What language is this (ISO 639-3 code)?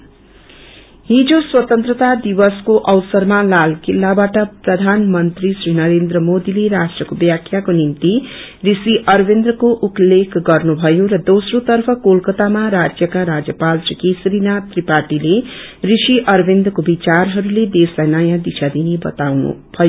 nep